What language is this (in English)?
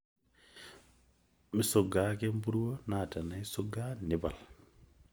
Masai